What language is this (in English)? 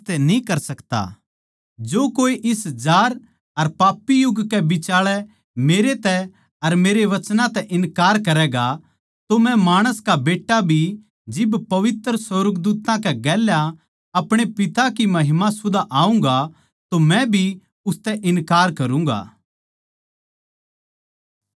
Haryanvi